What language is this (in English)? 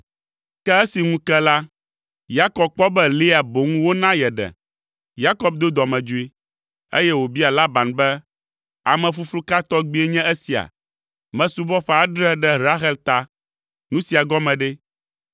Ewe